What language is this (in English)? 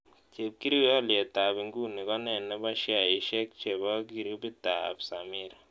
Kalenjin